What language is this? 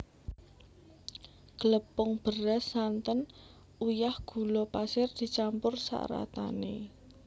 Javanese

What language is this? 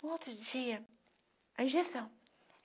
Portuguese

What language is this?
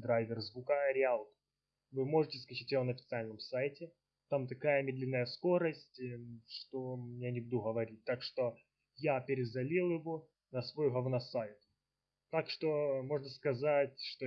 Russian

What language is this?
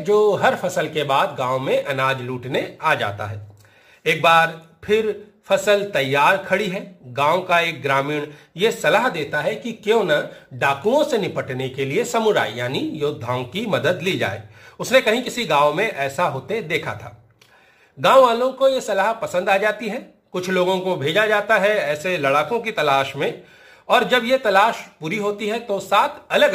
Hindi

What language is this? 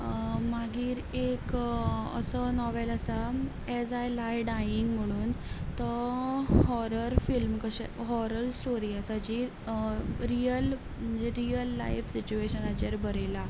Konkani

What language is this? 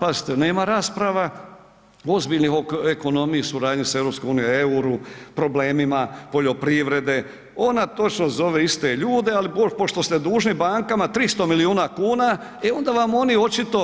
Croatian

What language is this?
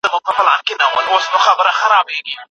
Pashto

